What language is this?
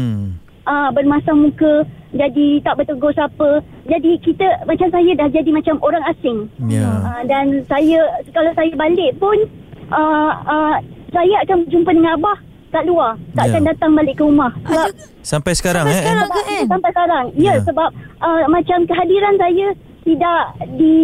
Malay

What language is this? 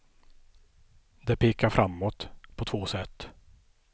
Swedish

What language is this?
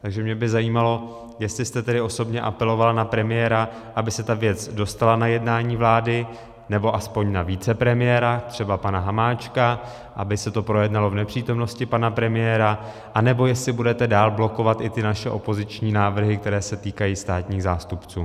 Czech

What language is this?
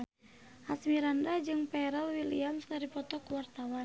Sundanese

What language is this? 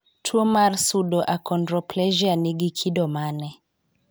Luo (Kenya and Tanzania)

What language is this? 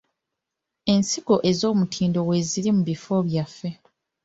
Ganda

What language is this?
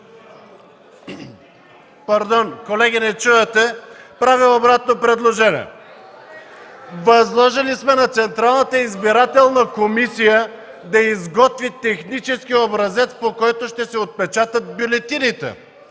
Bulgarian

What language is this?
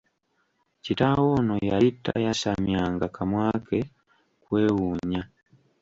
Ganda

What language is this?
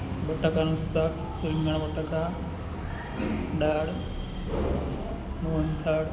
Gujarati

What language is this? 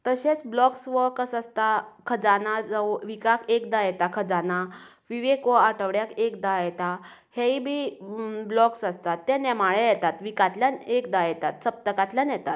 Konkani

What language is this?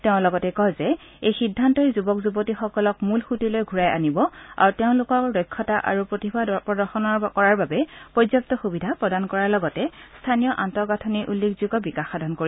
Assamese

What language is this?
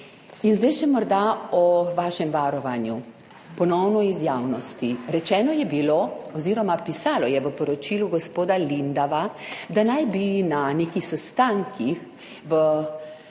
Slovenian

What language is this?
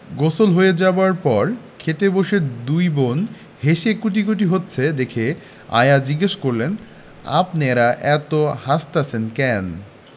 Bangla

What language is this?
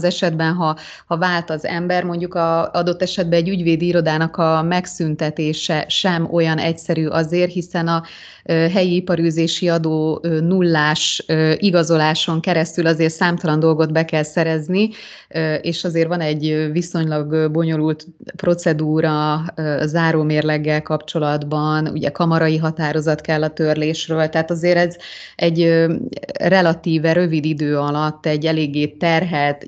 Hungarian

